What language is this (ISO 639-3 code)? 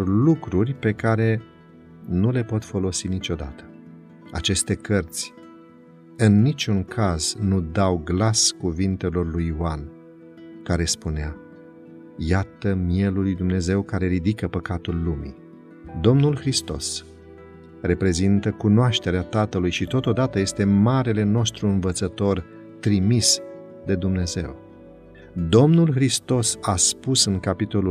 ron